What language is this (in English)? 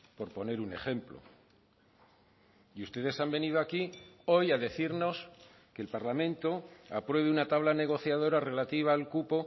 Spanish